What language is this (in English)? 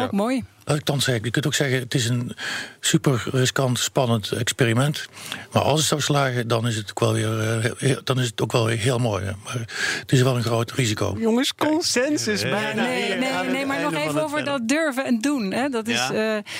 Dutch